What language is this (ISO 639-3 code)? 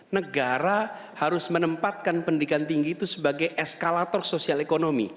ind